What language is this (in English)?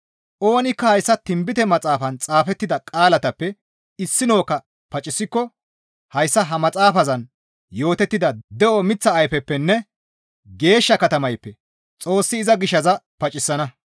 Gamo